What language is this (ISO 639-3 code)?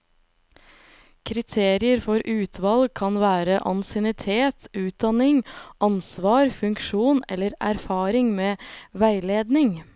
nor